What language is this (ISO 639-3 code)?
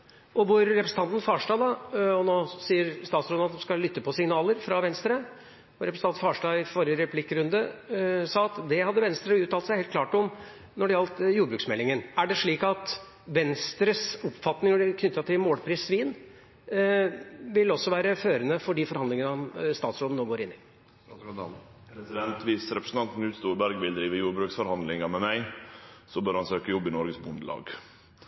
nor